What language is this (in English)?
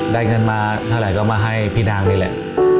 Thai